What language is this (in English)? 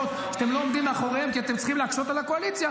Hebrew